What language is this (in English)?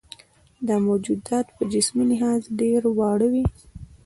Pashto